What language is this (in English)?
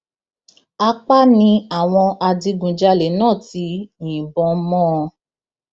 Yoruba